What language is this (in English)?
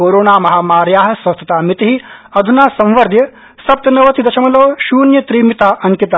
Sanskrit